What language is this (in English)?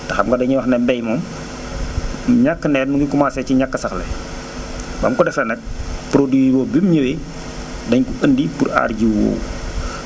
Wolof